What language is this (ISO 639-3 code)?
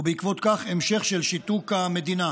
heb